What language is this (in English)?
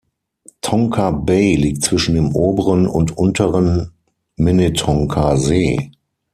German